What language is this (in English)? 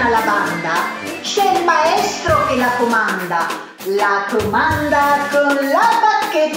Italian